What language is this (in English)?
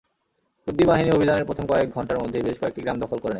Bangla